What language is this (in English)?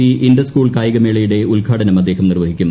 Malayalam